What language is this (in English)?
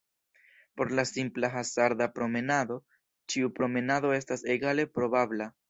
Esperanto